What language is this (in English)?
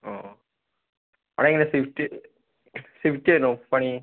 Malayalam